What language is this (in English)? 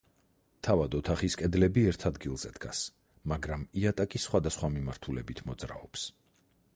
Georgian